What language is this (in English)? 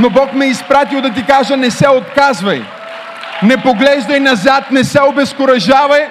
Bulgarian